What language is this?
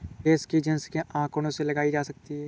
Hindi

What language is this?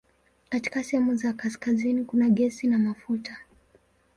Swahili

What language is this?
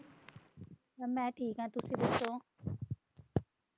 Punjabi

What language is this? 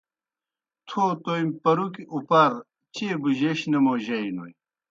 Kohistani Shina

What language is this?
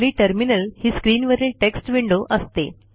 Marathi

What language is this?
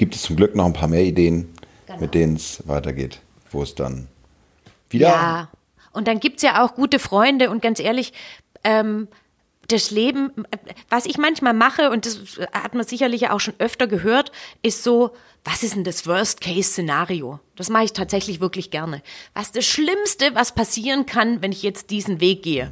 German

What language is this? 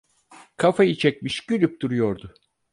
Turkish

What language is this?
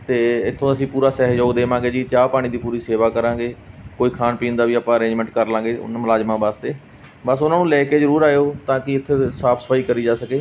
Punjabi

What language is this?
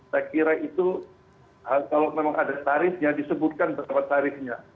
Indonesian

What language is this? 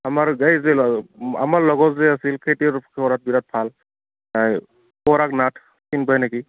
Assamese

